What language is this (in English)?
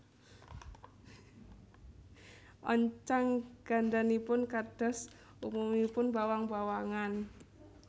Javanese